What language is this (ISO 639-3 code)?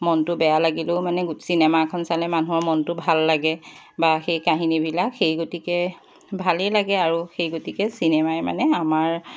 asm